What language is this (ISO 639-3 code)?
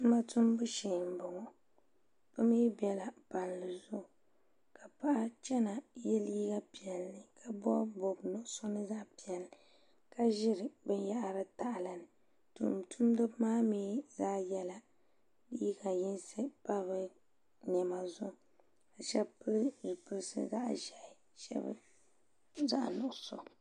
dag